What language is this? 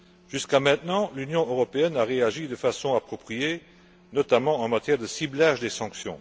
French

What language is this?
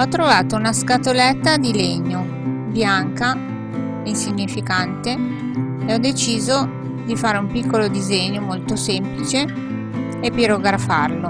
Italian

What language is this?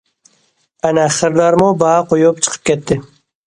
Uyghur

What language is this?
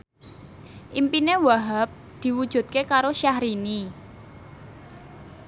Javanese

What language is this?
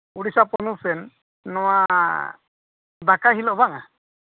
Santali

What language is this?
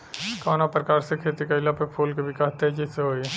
Bhojpuri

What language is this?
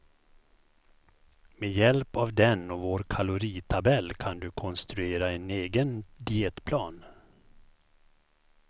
Swedish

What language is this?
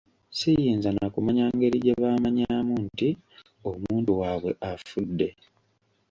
Ganda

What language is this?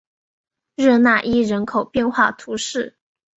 Chinese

